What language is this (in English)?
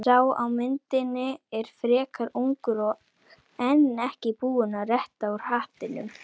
Icelandic